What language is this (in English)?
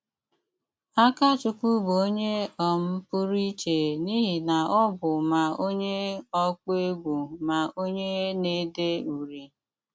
Igbo